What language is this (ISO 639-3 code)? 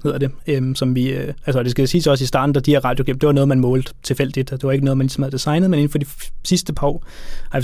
dan